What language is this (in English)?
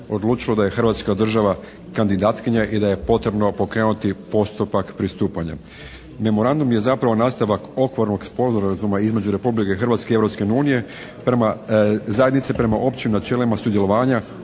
Croatian